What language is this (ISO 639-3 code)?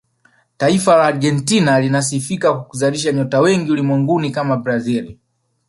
swa